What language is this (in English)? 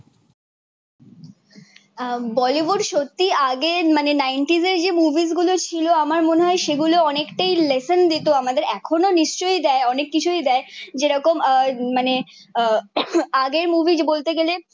Bangla